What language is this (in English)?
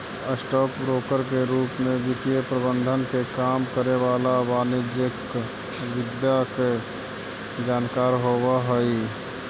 Magahi